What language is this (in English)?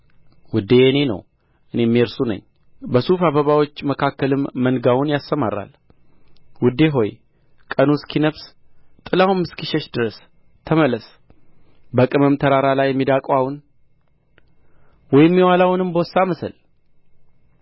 Amharic